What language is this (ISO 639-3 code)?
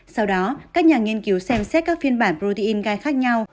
vie